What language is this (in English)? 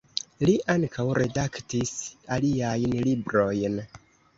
Esperanto